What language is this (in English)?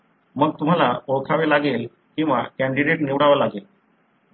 Marathi